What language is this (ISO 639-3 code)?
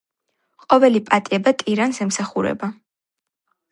kat